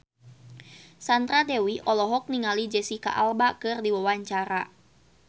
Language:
Sundanese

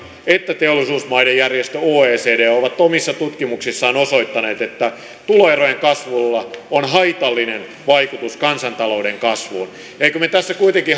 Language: Finnish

